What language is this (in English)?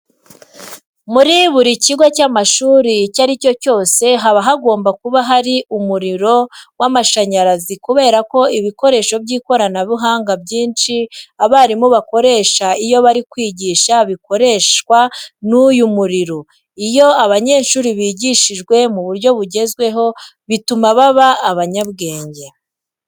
Kinyarwanda